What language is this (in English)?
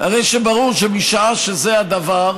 Hebrew